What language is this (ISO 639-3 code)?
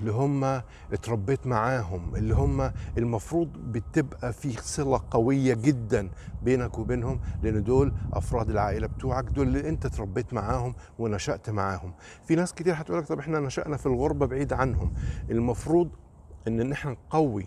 ara